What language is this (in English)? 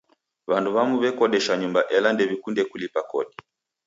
Taita